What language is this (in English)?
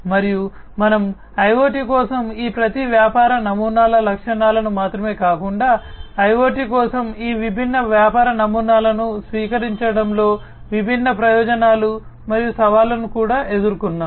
Telugu